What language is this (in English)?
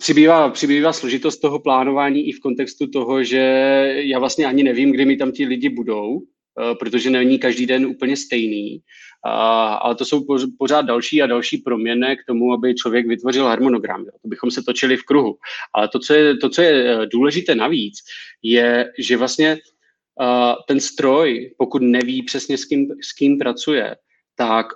Czech